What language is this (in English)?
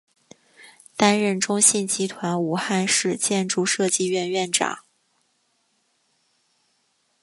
Chinese